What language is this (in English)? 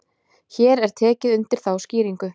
Icelandic